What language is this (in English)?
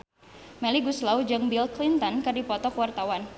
Sundanese